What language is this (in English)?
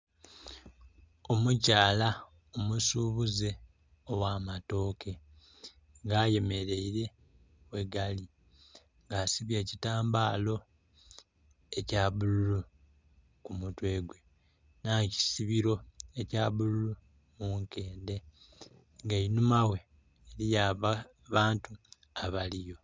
Soga